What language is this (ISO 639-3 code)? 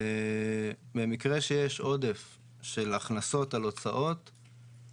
heb